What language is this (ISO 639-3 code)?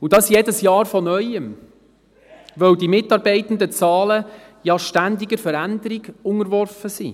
gsw